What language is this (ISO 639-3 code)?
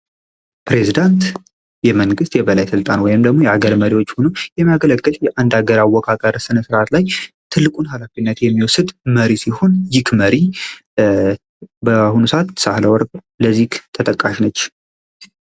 amh